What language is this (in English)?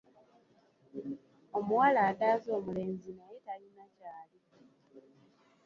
Ganda